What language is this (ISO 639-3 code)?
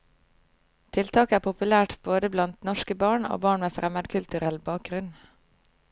nor